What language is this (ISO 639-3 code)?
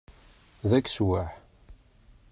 kab